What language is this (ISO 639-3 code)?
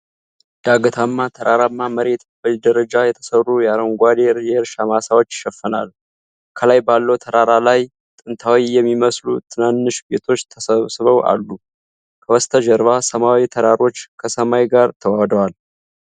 amh